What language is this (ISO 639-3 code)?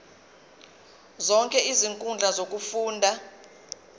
zul